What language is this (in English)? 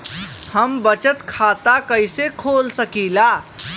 Bhojpuri